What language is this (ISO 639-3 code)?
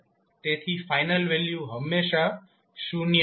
guj